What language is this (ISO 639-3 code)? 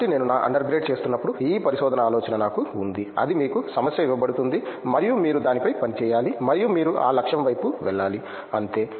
tel